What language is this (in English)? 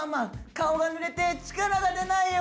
Japanese